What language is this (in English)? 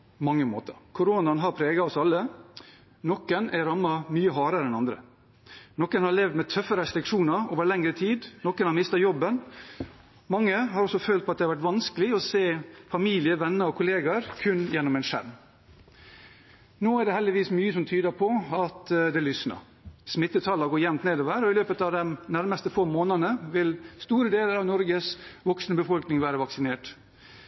Norwegian Bokmål